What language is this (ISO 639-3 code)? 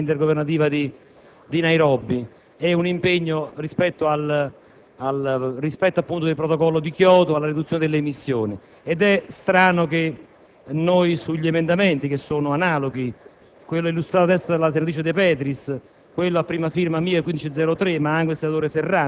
ita